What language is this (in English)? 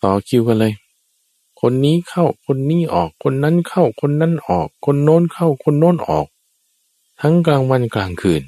Thai